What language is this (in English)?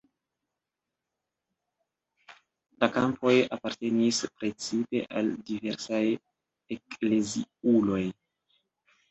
Esperanto